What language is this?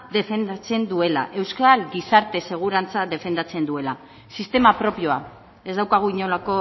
Basque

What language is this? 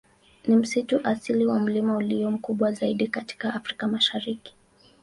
Swahili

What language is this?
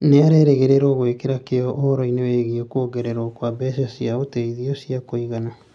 Kikuyu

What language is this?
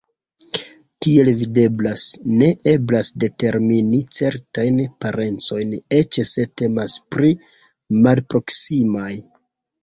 Esperanto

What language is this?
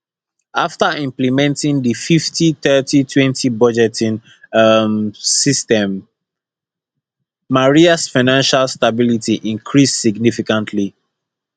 Nigerian Pidgin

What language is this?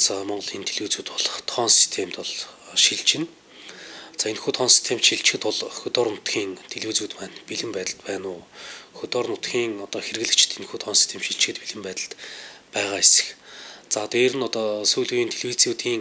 Romanian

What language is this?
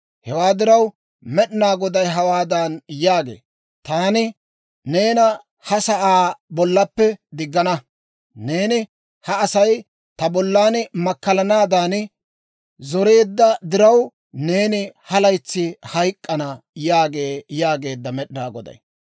Dawro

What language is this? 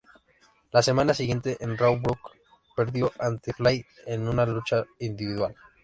Spanish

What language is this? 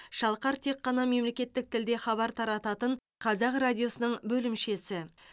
Kazakh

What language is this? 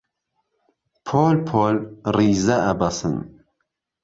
Central Kurdish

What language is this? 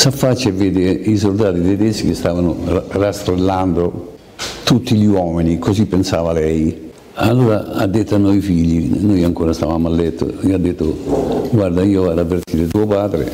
Italian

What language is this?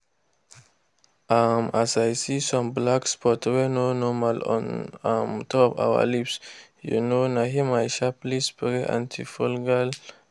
Nigerian Pidgin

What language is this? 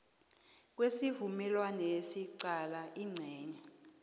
South Ndebele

